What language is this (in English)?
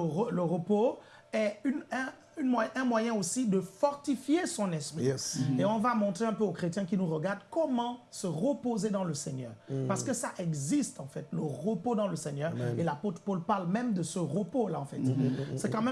French